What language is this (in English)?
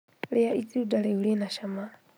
Kikuyu